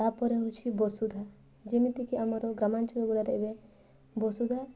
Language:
Odia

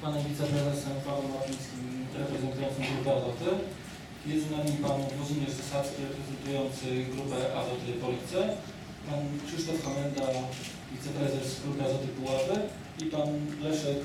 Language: Polish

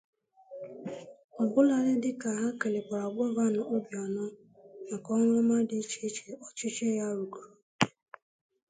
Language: Igbo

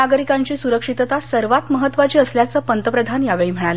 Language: Marathi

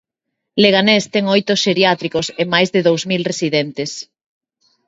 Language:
Galician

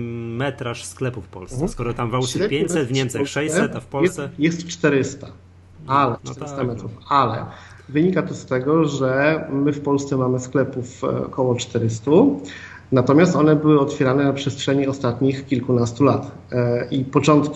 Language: Polish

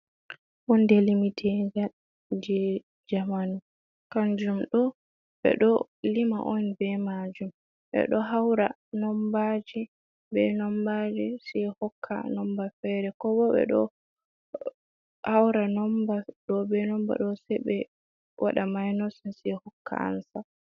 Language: Fula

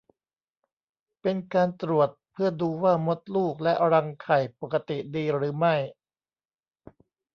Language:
Thai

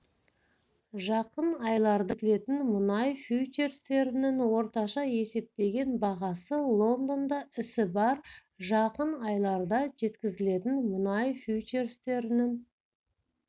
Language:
Kazakh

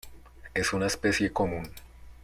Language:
Spanish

